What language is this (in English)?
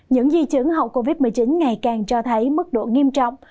Vietnamese